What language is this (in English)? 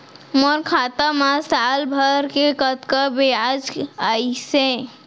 Chhattisgarhi